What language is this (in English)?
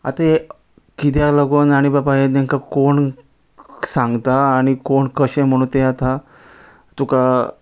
Konkani